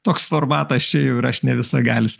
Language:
Lithuanian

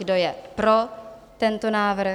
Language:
Czech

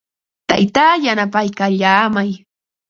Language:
Ambo-Pasco Quechua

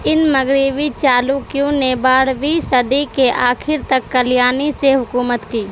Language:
Urdu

